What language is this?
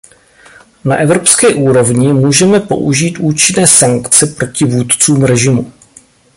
Czech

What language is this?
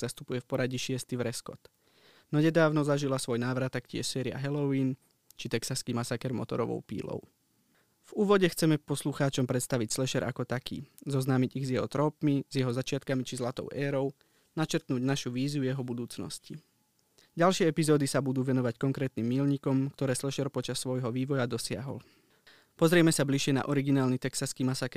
Slovak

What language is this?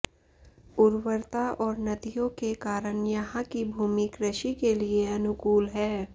Hindi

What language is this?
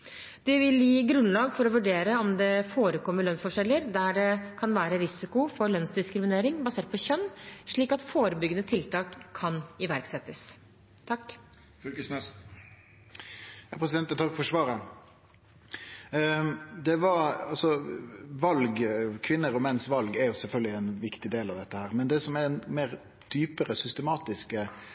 Norwegian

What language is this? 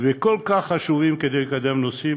Hebrew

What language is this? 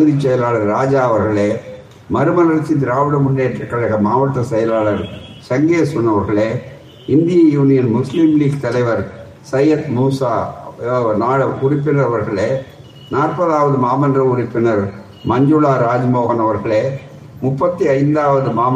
Tamil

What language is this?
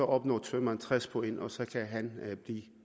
Danish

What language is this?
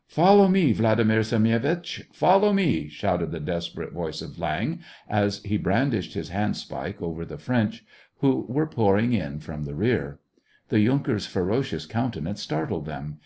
English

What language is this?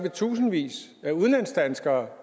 Danish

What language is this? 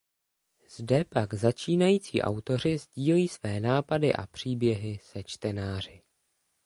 Czech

